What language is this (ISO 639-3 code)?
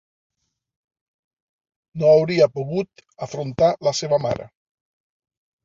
cat